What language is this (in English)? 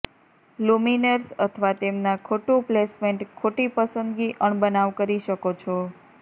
Gujarati